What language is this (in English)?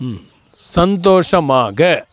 Tamil